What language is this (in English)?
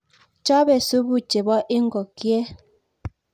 Kalenjin